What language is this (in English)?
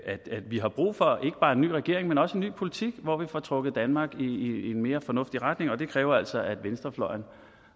Danish